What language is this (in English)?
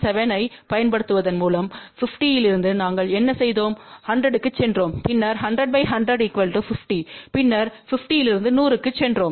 Tamil